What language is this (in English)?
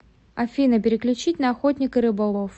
Russian